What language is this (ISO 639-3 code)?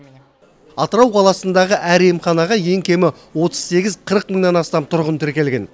kaz